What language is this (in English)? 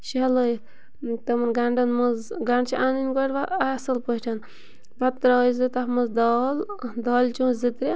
Kashmiri